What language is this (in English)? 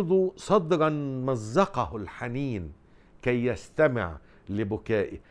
Arabic